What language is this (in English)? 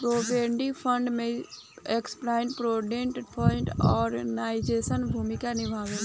Bhojpuri